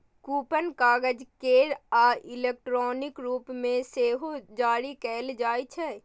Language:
Maithili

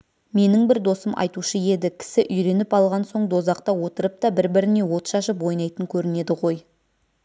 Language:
Kazakh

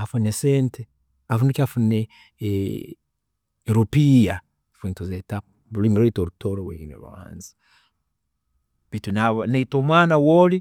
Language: Tooro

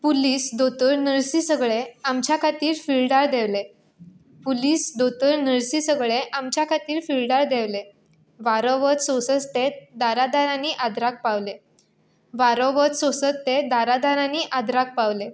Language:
Konkani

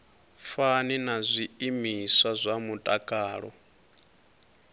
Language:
Venda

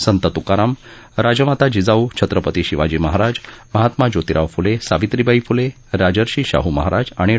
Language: Marathi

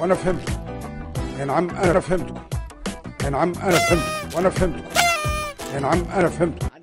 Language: Arabic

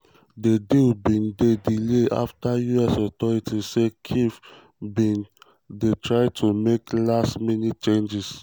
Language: Nigerian Pidgin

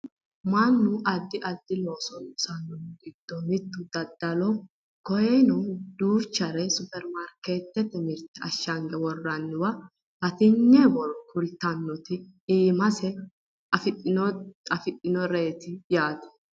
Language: Sidamo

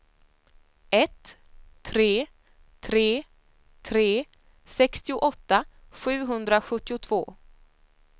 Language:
Swedish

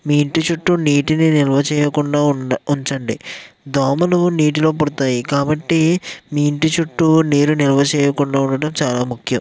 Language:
Telugu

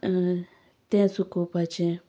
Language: Konkani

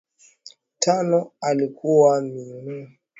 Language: Swahili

